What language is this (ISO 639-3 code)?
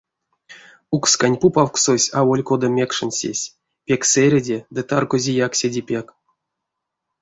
myv